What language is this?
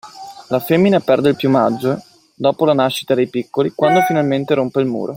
Italian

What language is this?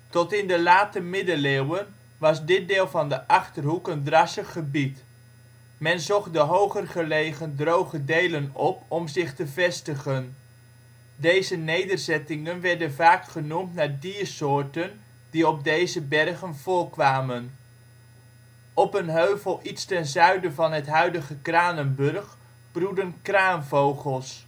Dutch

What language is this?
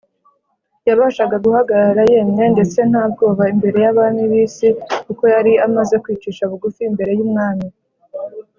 Kinyarwanda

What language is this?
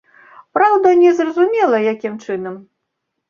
Belarusian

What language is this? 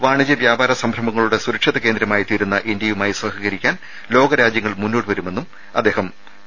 Malayalam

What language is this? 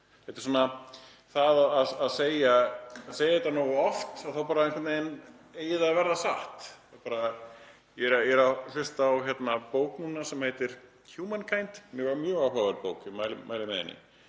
Icelandic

